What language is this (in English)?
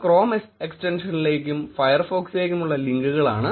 Malayalam